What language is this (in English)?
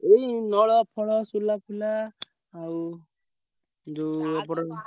Odia